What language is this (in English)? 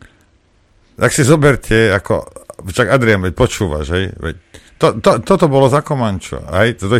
Slovak